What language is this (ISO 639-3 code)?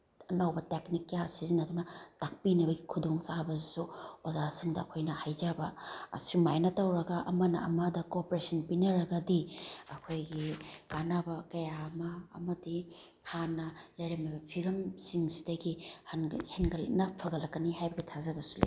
mni